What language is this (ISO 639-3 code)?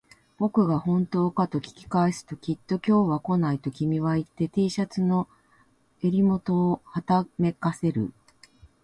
jpn